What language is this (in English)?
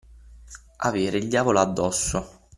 Italian